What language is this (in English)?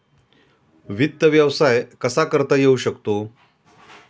Marathi